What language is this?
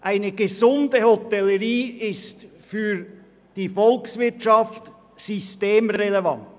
Swiss German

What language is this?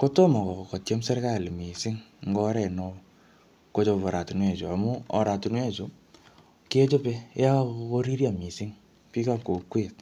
Kalenjin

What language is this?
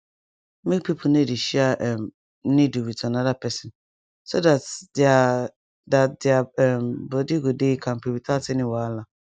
Nigerian Pidgin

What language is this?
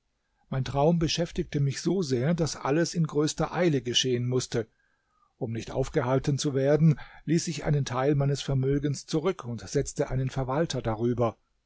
German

